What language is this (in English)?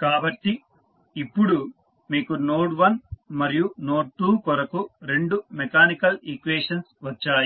Telugu